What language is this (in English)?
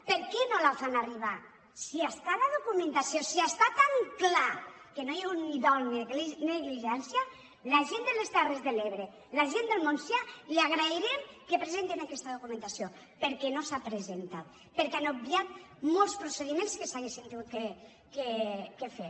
Catalan